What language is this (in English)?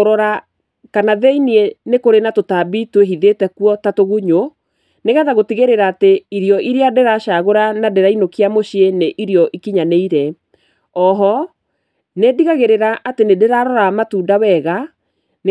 Kikuyu